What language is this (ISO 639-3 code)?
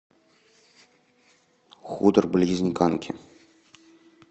rus